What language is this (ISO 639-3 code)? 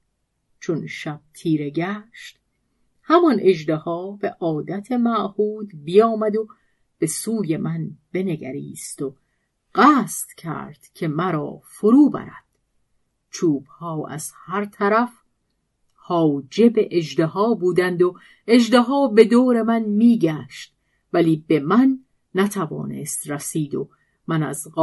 fas